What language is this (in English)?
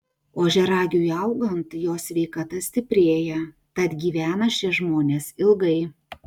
Lithuanian